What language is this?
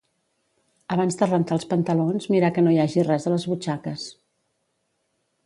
Catalan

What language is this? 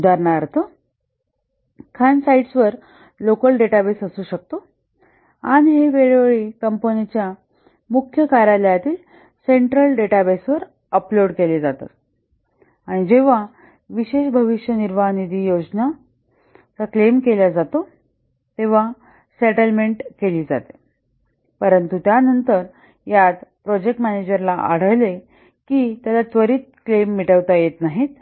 Marathi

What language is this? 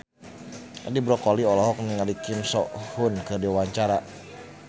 Sundanese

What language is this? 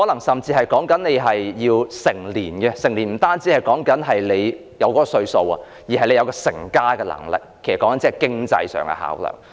Cantonese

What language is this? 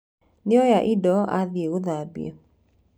Kikuyu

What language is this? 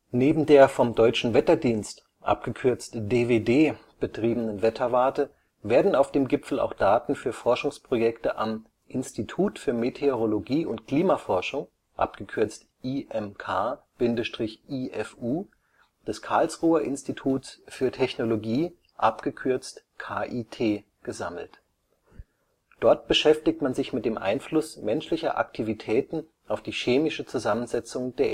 German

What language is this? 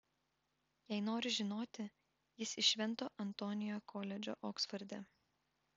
Lithuanian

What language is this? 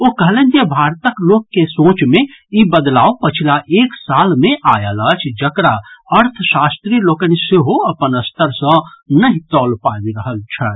Maithili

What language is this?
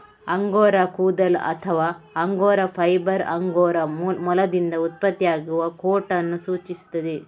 Kannada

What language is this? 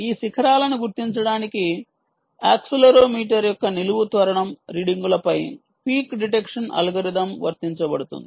Telugu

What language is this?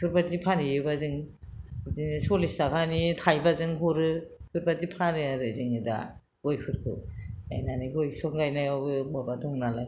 Bodo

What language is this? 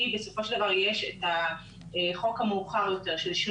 Hebrew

